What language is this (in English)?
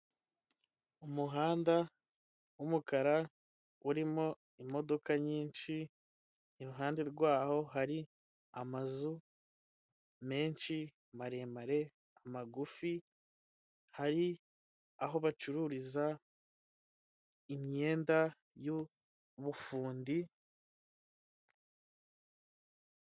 Kinyarwanda